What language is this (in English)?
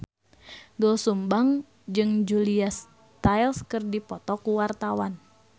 Sundanese